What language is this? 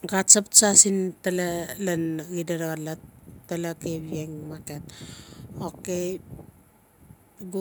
Notsi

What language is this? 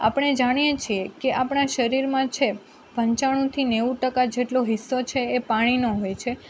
Gujarati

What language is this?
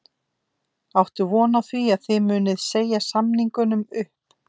Icelandic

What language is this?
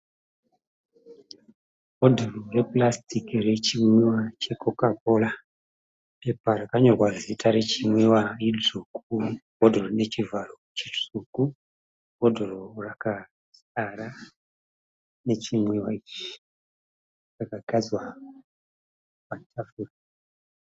Shona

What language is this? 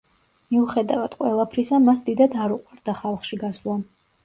Georgian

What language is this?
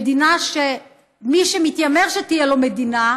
Hebrew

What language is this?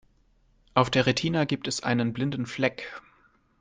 German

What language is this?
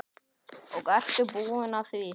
Icelandic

